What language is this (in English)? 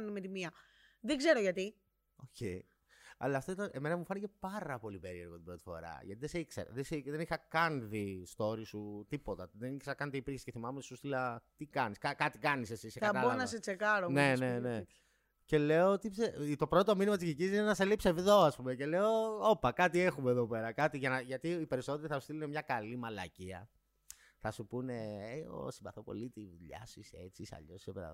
Greek